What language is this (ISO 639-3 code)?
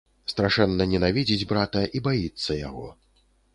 bel